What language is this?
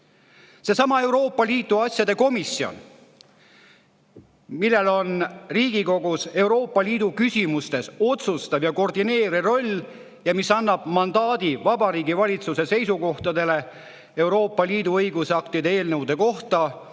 Estonian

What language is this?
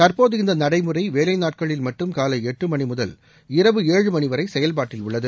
Tamil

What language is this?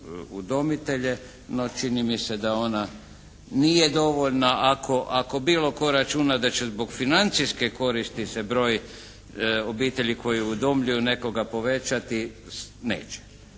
Croatian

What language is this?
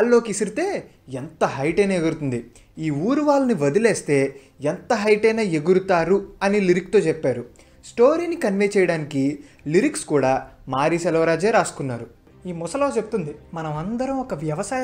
Hindi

